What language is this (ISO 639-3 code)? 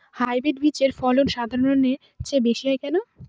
ben